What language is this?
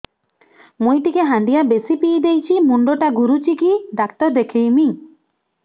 Odia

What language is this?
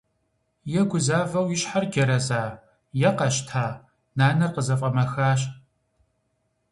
Kabardian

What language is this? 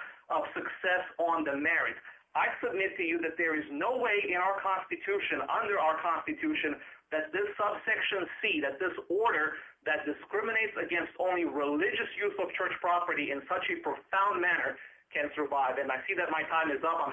English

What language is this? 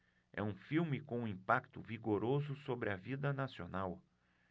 Portuguese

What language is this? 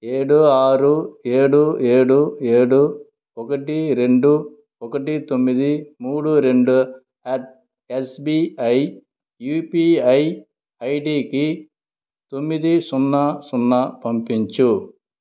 Telugu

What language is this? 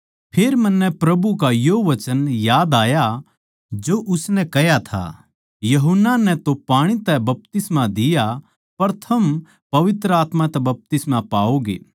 Haryanvi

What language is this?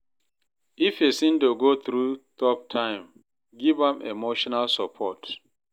Nigerian Pidgin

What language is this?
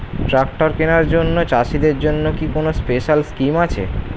Bangla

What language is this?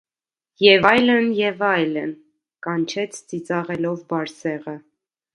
Armenian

